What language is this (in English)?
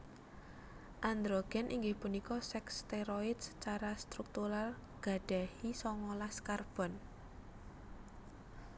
Javanese